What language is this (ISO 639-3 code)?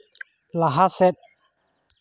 sat